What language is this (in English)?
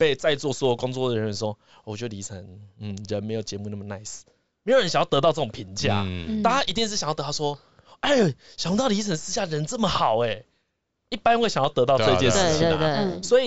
Chinese